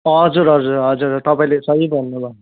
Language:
Nepali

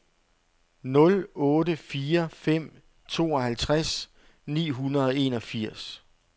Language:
Danish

